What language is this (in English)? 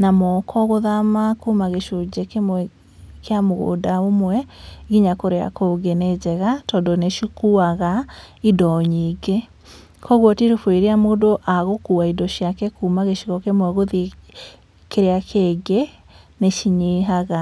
Kikuyu